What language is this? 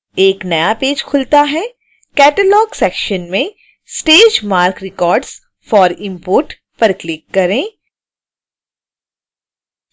Hindi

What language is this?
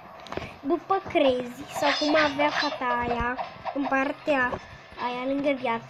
Romanian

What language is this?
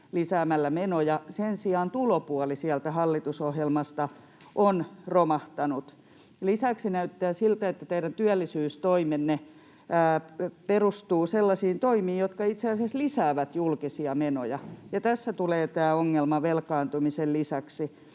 Finnish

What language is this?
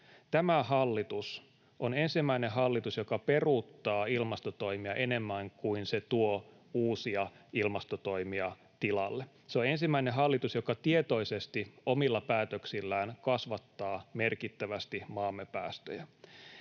Finnish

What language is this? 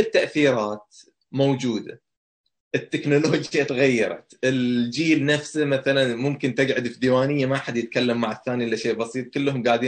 Arabic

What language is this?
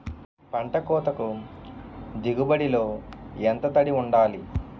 Telugu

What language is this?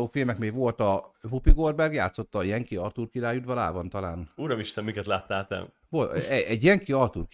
Hungarian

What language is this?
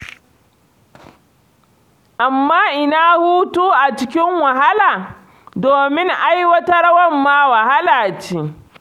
Hausa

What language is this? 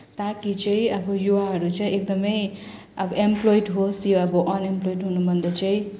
Nepali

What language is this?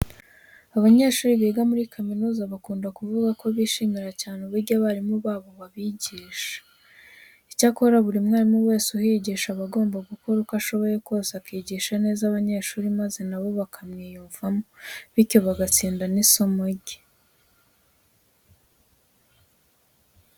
Kinyarwanda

